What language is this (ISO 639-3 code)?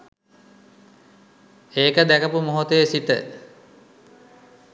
sin